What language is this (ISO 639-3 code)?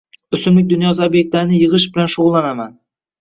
uzb